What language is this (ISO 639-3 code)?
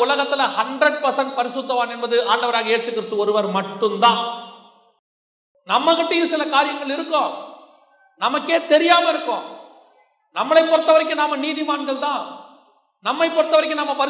tam